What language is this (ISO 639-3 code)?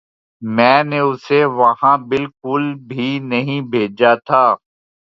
urd